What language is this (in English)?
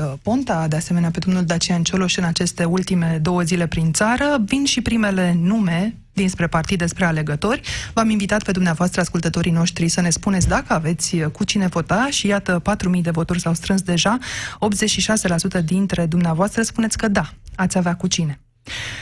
Romanian